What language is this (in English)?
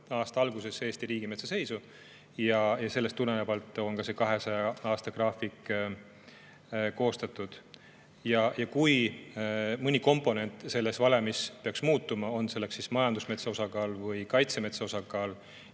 Estonian